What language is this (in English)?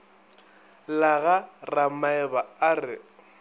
Northern Sotho